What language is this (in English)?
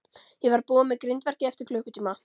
Icelandic